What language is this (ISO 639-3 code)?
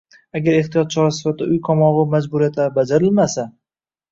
uzb